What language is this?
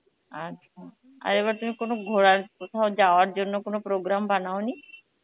Bangla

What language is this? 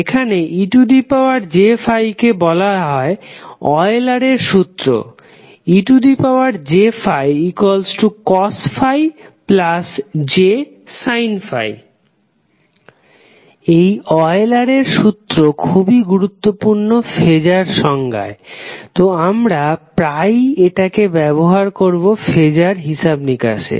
Bangla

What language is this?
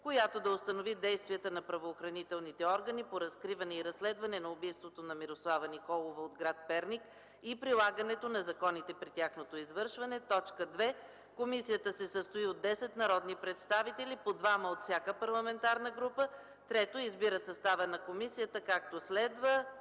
Bulgarian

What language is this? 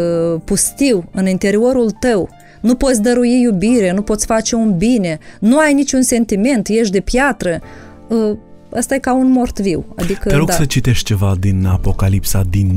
Romanian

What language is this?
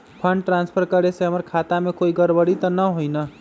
Magahi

